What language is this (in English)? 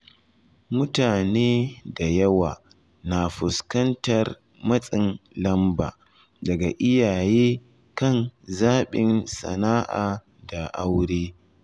Hausa